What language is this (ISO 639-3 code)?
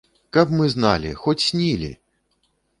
bel